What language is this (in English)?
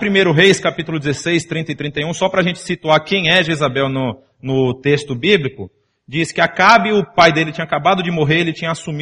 Portuguese